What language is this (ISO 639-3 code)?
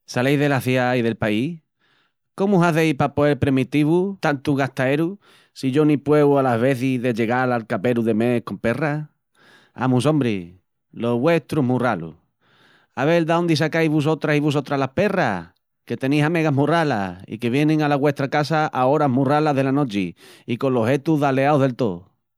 ext